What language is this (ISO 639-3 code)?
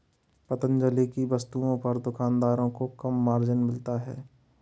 hin